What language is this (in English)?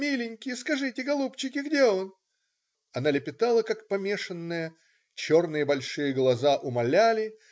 Russian